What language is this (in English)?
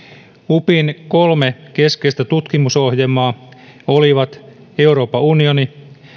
Finnish